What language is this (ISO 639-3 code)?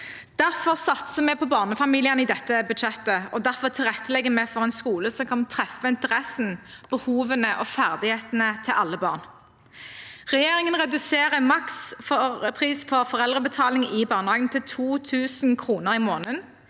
nor